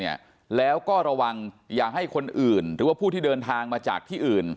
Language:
Thai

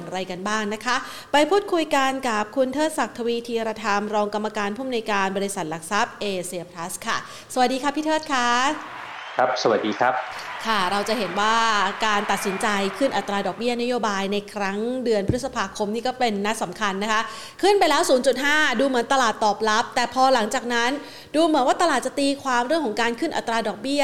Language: Thai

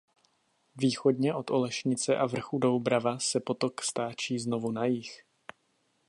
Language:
Czech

